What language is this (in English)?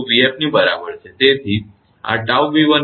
Gujarati